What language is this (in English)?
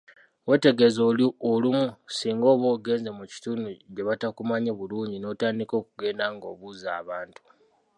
Ganda